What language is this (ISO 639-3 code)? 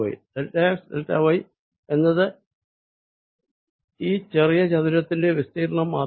mal